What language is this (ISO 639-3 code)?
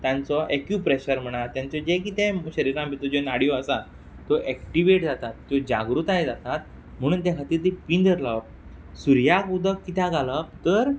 kok